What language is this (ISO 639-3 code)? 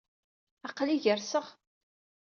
kab